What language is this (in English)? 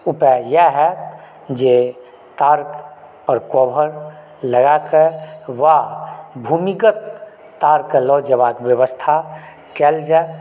Maithili